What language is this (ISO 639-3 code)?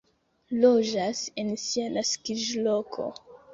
epo